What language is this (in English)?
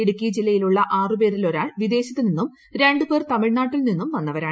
Malayalam